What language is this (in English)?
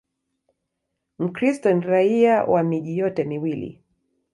Swahili